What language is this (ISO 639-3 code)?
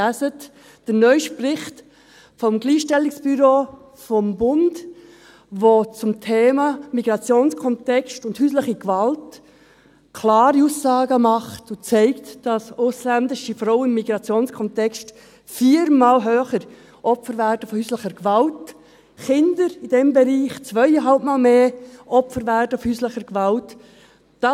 gsw